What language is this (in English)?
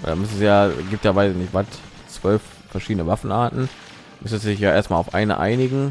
German